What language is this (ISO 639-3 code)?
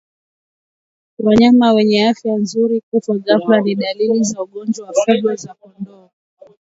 swa